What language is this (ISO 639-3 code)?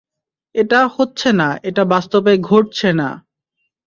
ben